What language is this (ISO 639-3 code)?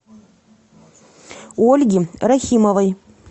rus